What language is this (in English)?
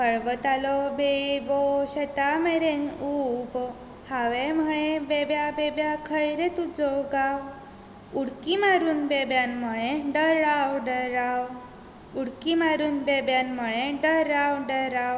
Konkani